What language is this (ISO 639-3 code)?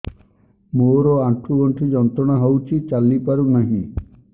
ori